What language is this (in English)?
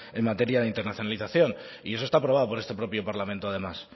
Spanish